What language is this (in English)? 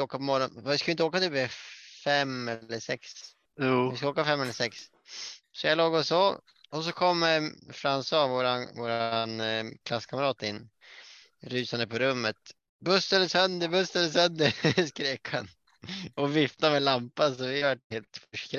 Swedish